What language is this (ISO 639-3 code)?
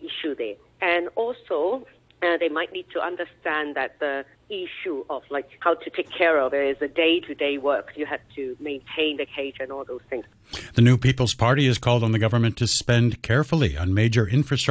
eng